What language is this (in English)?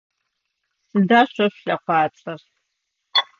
Adyghe